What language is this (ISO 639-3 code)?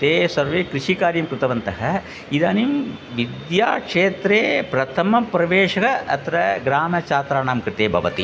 san